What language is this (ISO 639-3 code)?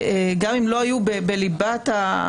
heb